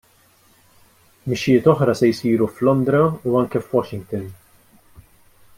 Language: Maltese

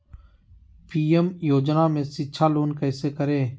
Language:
Magahi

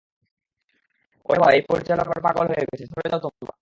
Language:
Bangla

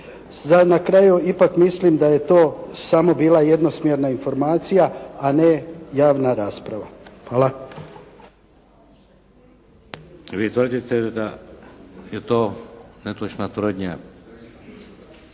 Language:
Croatian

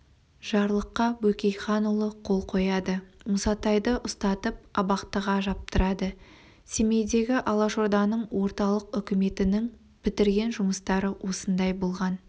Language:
Kazakh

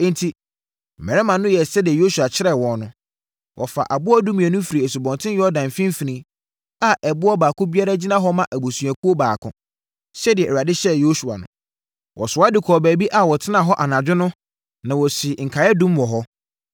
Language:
Akan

